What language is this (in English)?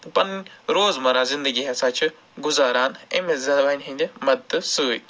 Kashmiri